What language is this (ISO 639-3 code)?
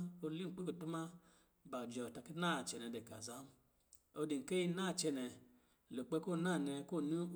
mgi